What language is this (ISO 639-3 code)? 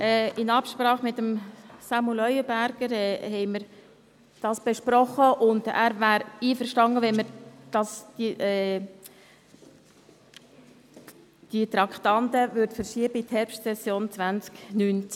gsw